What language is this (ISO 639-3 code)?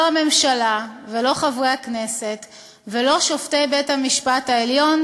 heb